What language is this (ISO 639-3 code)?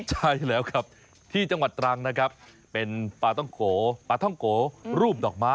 tha